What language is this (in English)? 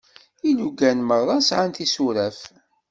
Kabyle